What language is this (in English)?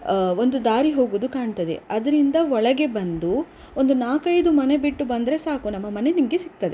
Kannada